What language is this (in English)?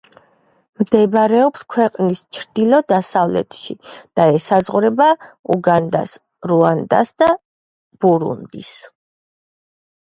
Georgian